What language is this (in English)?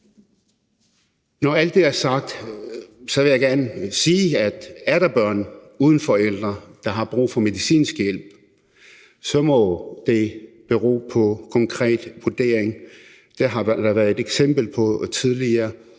Danish